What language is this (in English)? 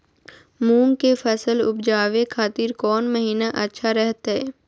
Magahi